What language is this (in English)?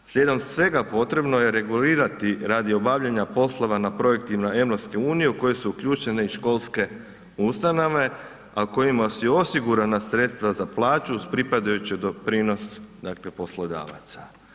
Croatian